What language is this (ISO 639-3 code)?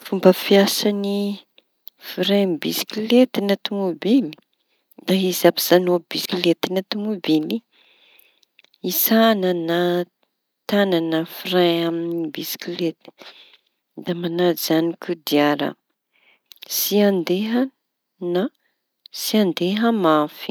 txy